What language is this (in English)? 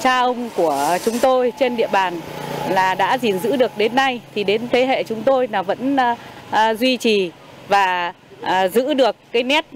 Vietnamese